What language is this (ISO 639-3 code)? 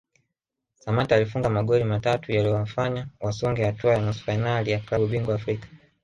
swa